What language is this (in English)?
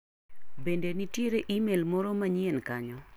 Luo (Kenya and Tanzania)